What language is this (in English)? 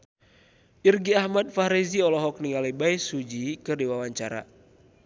Sundanese